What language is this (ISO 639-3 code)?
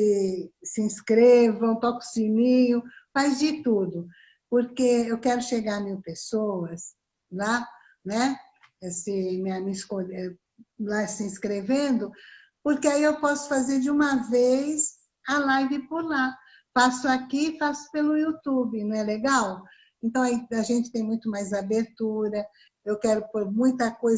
por